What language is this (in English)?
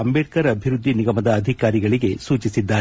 Kannada